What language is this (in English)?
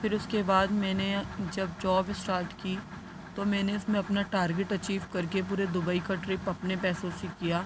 Urdu